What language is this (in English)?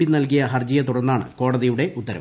Malayalam